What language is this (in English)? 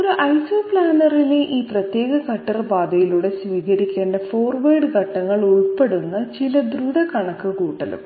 Malayalam